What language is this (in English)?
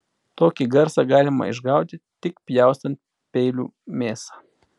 Lithuanian